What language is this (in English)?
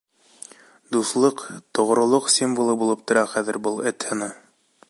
Bashkir